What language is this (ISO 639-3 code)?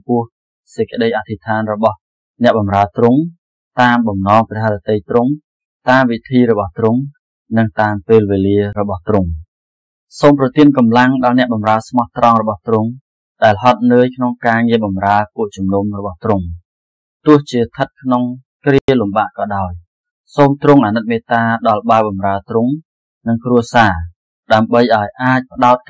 tha